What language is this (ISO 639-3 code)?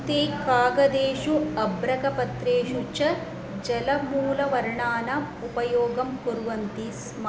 san